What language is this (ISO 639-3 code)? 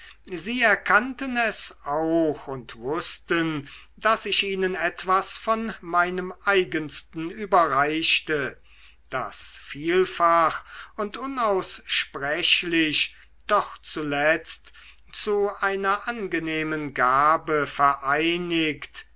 deu